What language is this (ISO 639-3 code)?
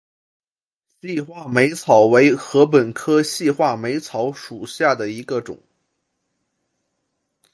zho